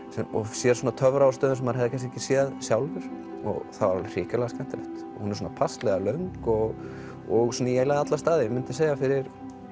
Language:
Icelandic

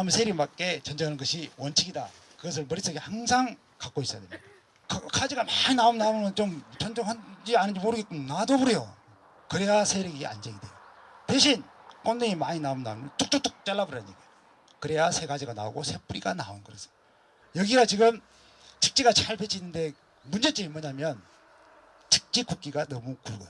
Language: Korean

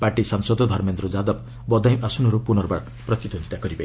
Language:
Odia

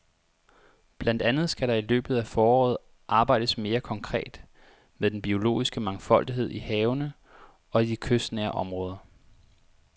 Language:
Danish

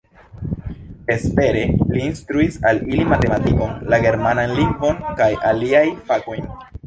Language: Esperanto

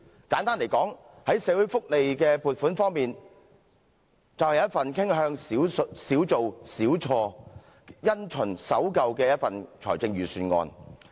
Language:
Cantonese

